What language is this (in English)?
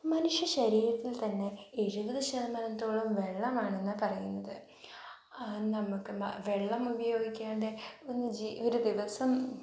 Malayalam